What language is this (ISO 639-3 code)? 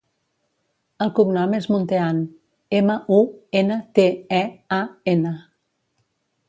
cat